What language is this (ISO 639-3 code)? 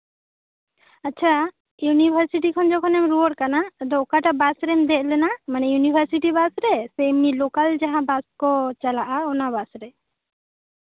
sat